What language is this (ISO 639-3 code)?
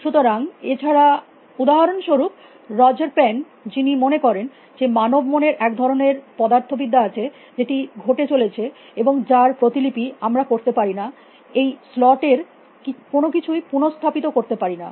ben